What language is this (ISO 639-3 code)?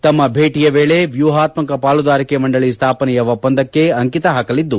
kan